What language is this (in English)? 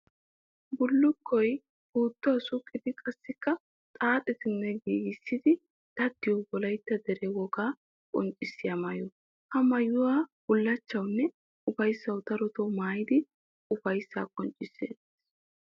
Wolaytta